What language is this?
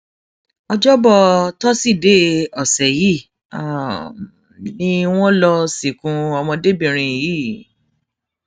Yoruba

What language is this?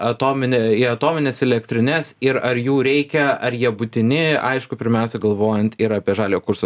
Lithuanian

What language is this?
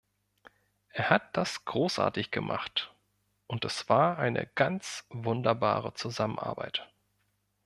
German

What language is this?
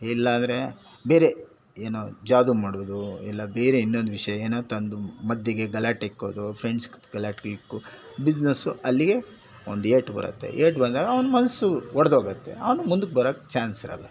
Kannada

